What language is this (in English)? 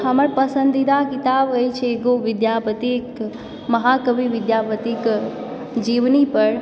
Maithili